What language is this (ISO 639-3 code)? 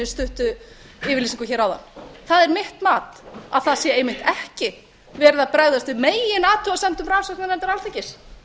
isl